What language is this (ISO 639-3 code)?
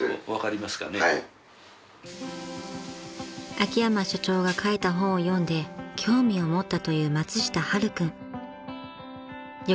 jpn